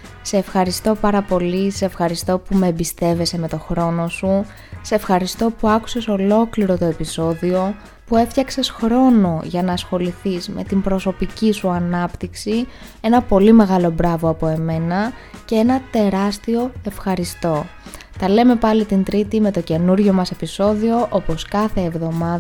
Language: Greek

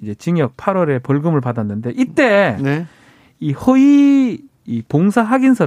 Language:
Korean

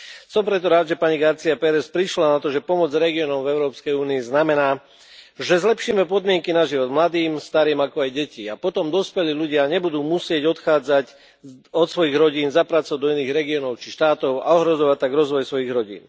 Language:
Slovak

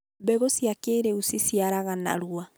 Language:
Kikuyu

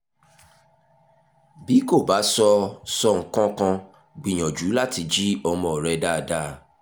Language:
Yoruba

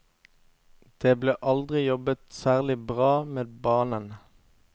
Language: Norwegian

